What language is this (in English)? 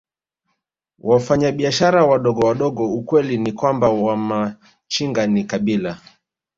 Swahili